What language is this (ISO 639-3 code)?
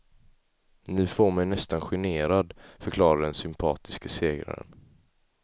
swe